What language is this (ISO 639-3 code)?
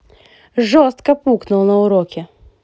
rus